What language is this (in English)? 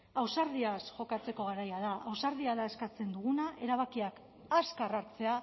Basque